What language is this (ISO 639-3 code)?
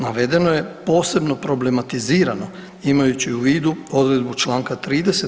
hrv